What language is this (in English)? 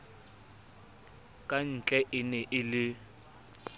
Southern Sotho